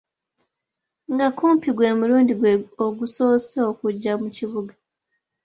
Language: Ganda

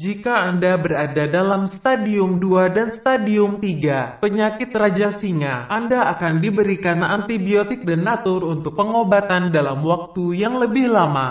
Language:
Indonesian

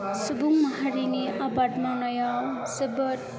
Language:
Bodo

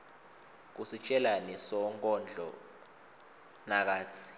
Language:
Swati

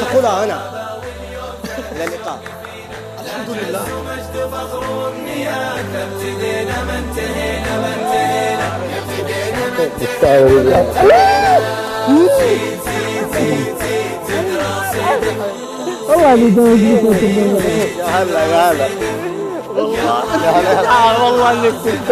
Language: Arabic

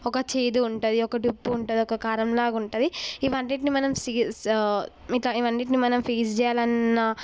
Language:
Telugu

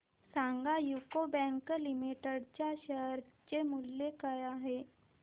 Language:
Marathi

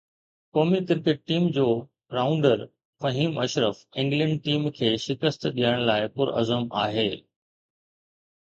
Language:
Sindhi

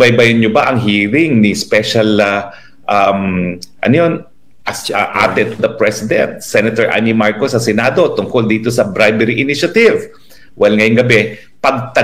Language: Filipino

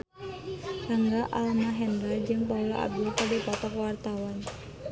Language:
Sundanese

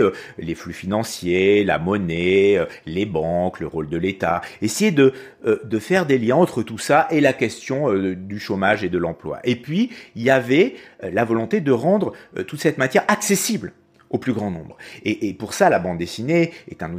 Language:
French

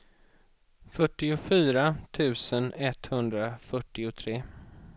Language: Swedish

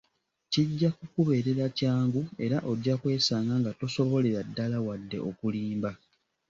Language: Ganda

